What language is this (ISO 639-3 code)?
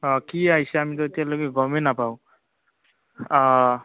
asm